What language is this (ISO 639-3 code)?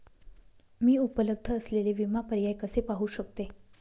mar